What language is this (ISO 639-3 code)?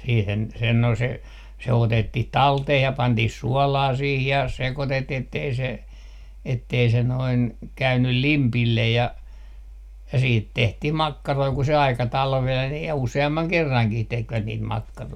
fin